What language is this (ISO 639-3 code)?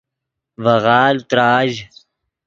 ydg